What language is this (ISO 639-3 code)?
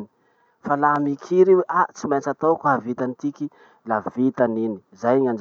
msh